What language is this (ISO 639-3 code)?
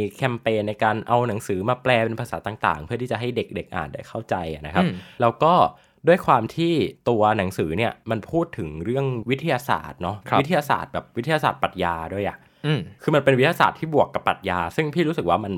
tha